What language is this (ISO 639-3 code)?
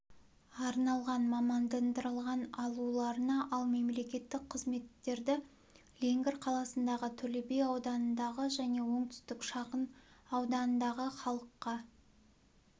kaz